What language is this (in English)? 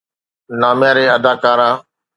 Sindhi